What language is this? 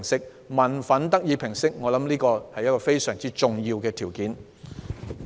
Cantonese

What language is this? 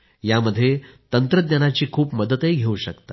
Marathi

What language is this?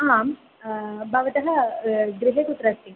Sanskrit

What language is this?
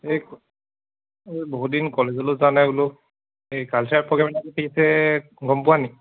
Assamese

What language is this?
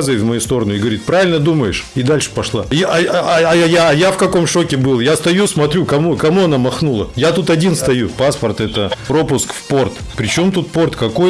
Russian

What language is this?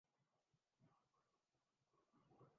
Urdu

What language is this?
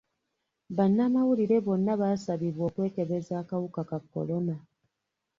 Ganda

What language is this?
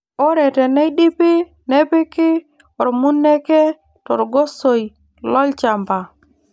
Masai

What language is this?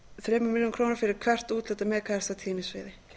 Icelandic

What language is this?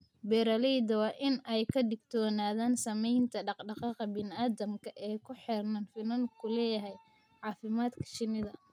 Somali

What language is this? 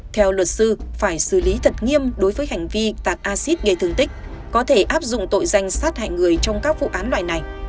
Vietnamese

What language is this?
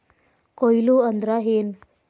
Kannada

